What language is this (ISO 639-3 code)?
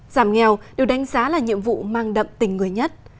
vie